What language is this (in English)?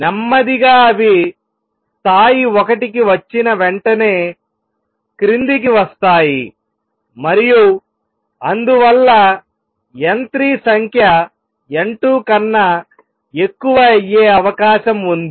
Telugu